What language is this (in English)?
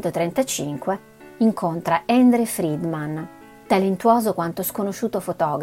Italian